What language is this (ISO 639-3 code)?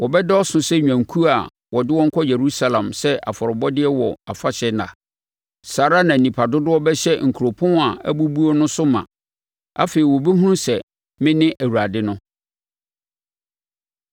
aka